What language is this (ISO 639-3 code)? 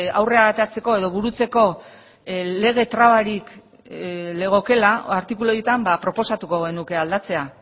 eus